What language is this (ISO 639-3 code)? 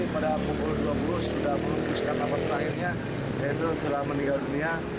ind